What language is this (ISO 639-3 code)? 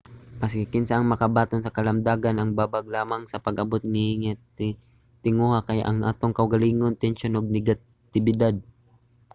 ceb